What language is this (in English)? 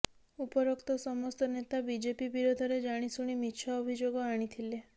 Odia